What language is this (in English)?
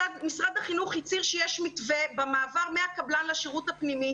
Hebrew